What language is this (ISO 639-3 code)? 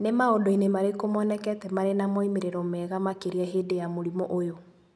kik